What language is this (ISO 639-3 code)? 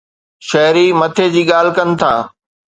snd